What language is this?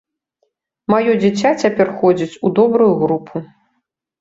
Belarusian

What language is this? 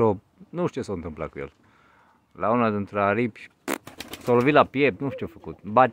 Romanian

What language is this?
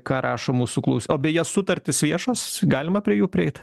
Lithuanian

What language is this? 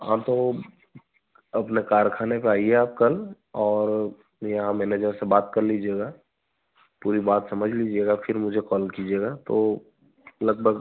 Hindi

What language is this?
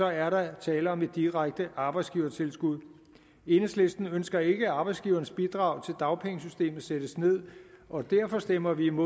Danish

